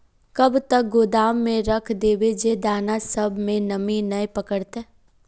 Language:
Magahi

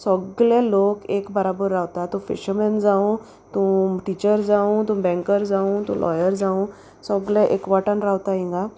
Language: Konkani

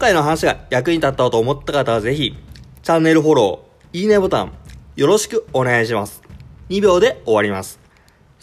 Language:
Japanese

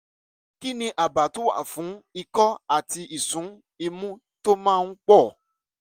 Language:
Yoruba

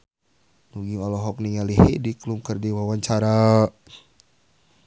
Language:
Sundanese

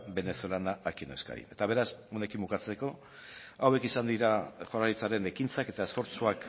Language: Basque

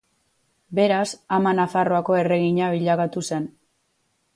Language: Basque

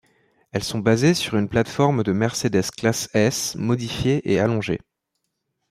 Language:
French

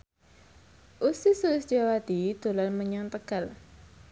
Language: Javanese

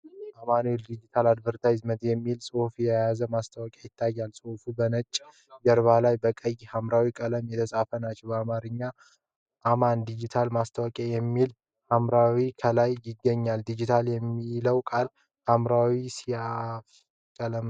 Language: Amharic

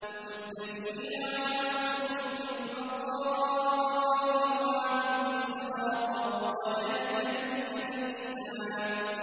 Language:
Arabic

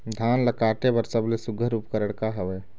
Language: Chhattisgarhi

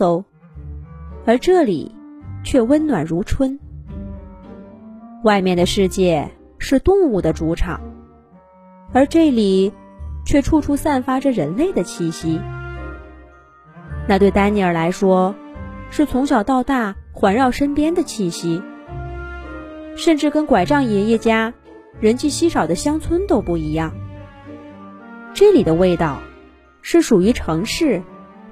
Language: Chinese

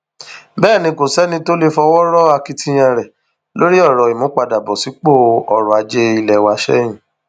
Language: Yoruba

